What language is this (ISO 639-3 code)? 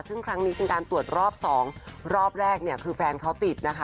tha